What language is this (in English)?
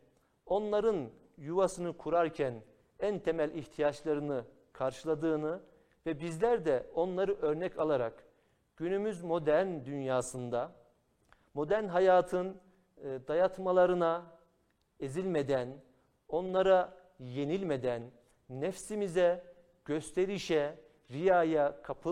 Turkish